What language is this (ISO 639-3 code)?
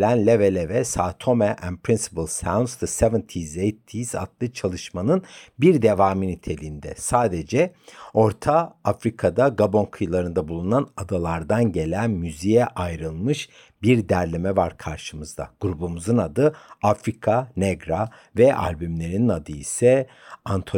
tur